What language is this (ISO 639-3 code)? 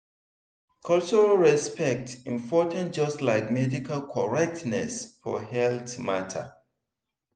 pcm